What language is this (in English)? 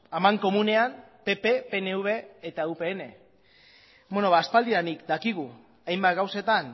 Basque